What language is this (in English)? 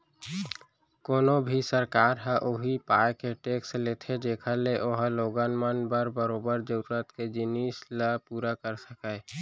Chhattisgarhi